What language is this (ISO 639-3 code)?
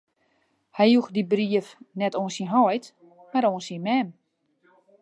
fry